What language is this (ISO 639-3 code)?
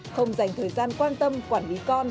vie